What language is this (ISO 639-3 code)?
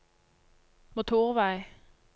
nor